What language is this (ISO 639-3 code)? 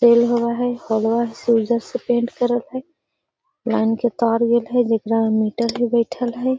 mag